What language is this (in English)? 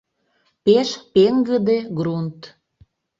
Mari